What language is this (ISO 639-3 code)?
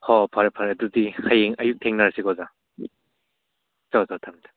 mni